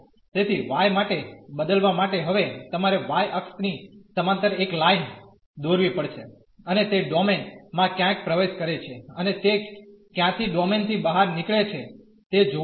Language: Gujarati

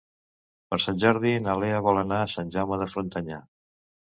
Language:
Catalan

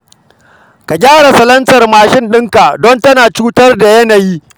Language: Hausa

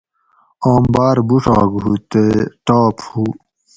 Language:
Gawri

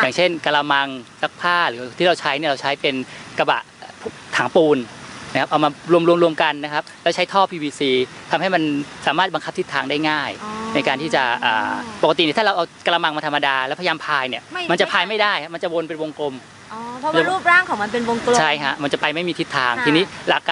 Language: Thai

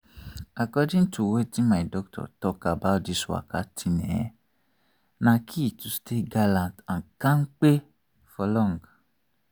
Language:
Nigerian Pidgin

